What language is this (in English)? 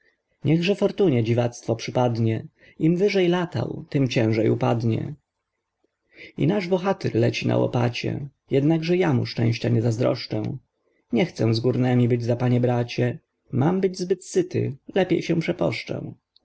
Polish